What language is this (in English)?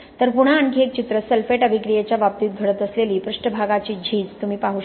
Marathi